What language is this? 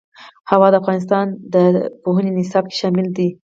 Pashto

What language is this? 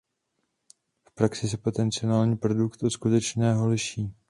Czech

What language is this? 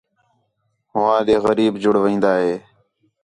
Khetrani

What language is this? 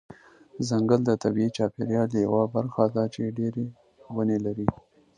Pashto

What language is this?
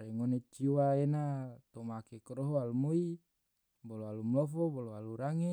Tidore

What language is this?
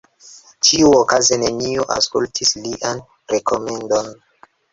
Esperanto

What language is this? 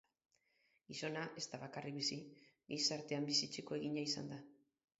Basque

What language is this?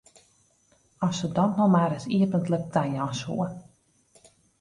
Western Frisian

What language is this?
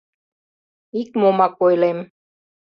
Mari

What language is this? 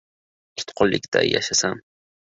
Uzbek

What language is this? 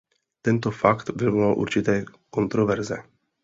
Czech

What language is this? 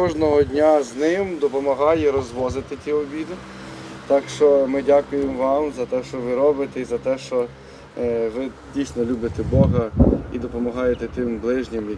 Ukrainian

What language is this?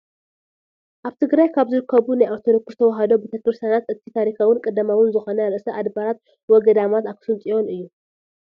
Tigrinya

